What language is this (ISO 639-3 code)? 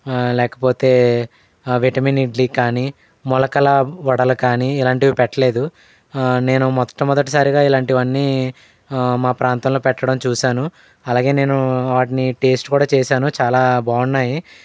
tel